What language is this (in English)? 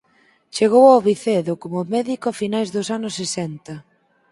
Galician